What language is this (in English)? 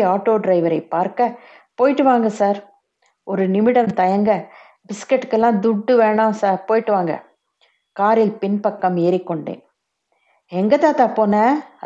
Tamil